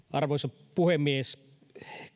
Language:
Finnish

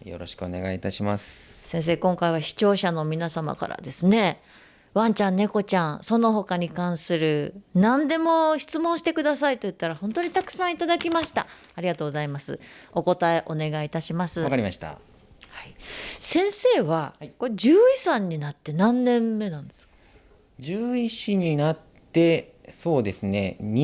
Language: Japanese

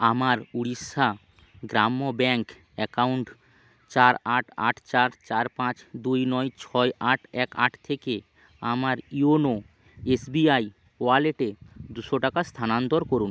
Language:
Bangla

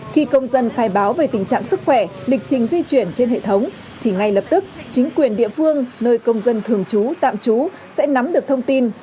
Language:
Vietnamese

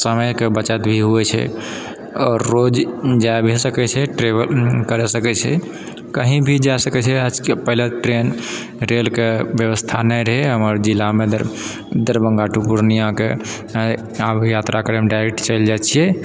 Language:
Maithili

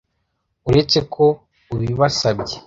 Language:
Kinyarwanda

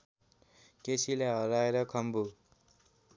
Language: Nepali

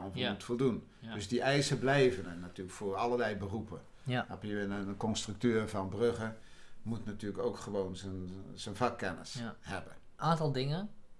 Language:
Dutch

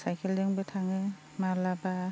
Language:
Bodo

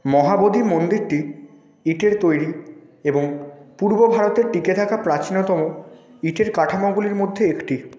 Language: Bangla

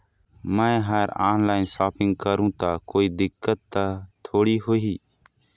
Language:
Chhattisgarhi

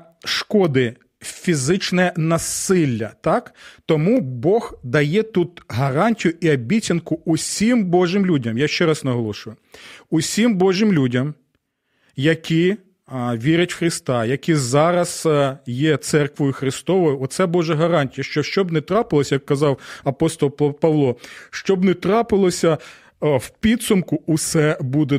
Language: Ukrainian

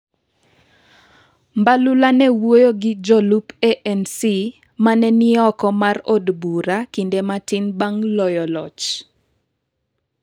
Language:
Luo (Kenya and Tanzania)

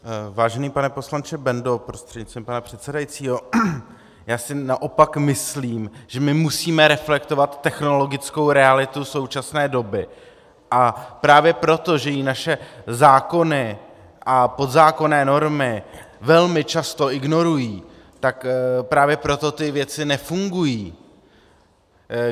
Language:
Czech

